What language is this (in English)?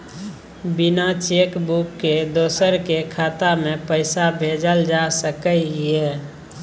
Maithili